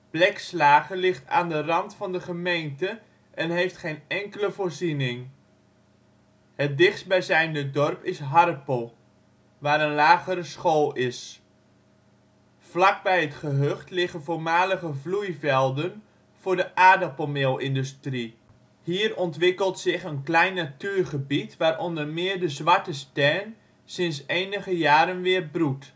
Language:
Dutch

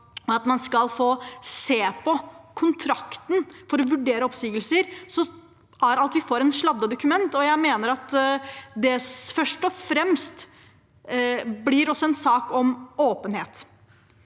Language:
Norwegian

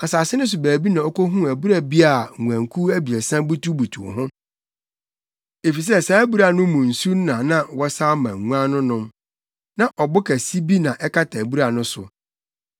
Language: Akan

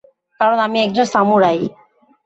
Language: Bangla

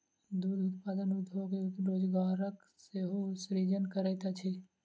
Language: Maithili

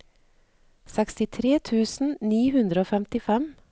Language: Norwegian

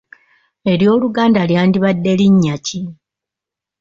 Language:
Ganda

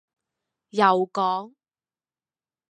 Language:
Cantonese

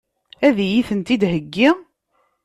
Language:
Kabyle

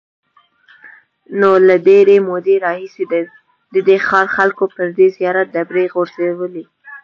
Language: Pashto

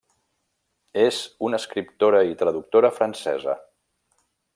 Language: Catalan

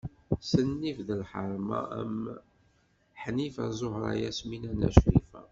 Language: Kabyle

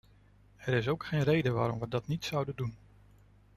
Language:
Dutch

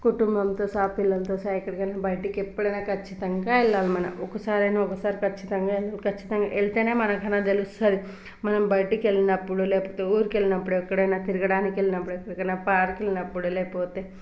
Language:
Telugu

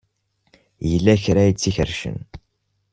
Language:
Kabyle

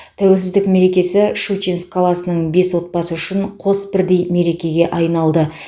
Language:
Kazakh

